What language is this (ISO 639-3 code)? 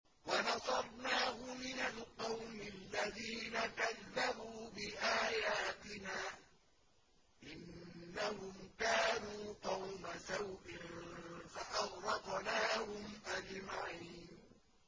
ara